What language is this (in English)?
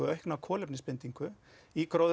Icelandic